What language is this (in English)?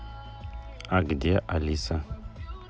Russian